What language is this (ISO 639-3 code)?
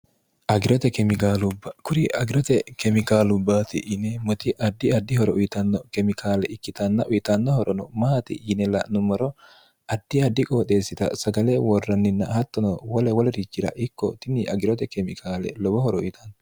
sid